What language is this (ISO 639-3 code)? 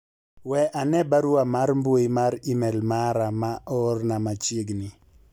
luo